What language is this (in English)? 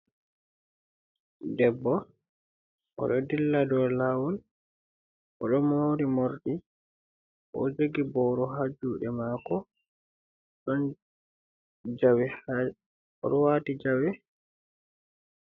Fula